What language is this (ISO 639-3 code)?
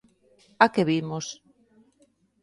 glg